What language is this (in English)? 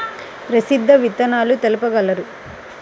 Telugu